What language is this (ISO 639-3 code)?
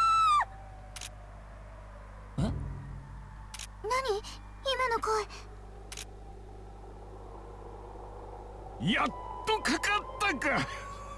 ind